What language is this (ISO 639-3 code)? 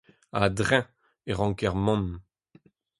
bre